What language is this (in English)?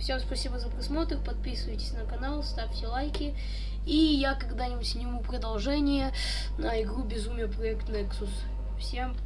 Russian